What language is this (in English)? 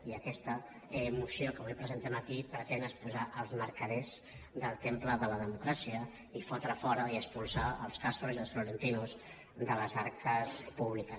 Catalan